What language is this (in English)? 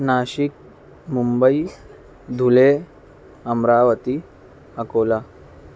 Urdu